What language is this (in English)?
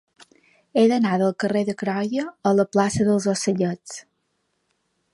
Catalan